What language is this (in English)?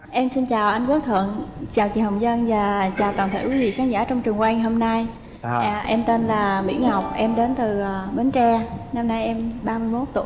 Vietnamese